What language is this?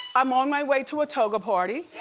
English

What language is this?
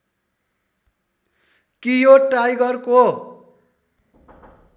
Nepali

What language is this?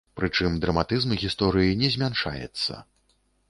Belarusian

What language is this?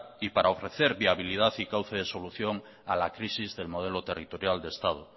Spanish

